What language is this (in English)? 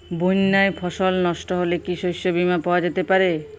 Bangla